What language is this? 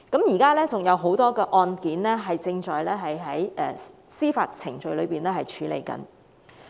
Cantonese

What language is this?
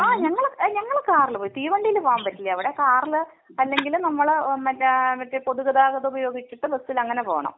Malayalam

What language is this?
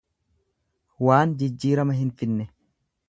Oromo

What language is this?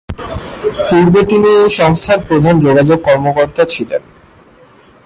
Bangla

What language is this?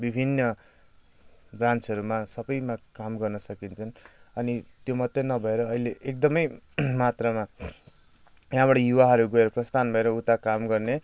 Nepali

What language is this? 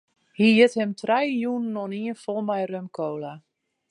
Western Frisian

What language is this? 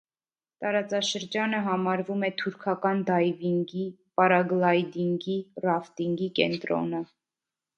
Armenian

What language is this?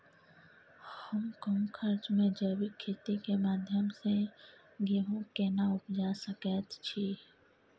Maithili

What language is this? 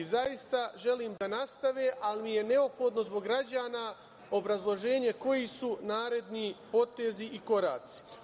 Serbian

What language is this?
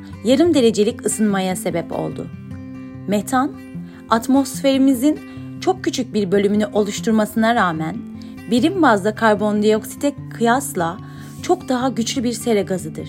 Turkish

